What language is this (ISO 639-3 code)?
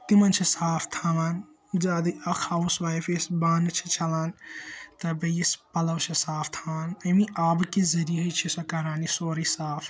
kas